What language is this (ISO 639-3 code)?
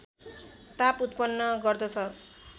nep